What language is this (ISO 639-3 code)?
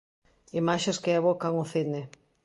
glg